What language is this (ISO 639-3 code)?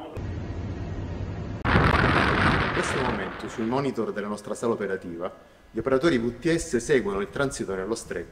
ita